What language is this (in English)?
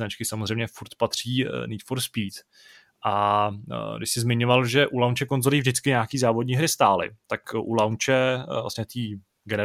Czech